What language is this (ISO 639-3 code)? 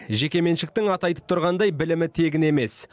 kaz